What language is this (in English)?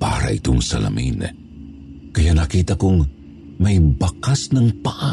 Filipino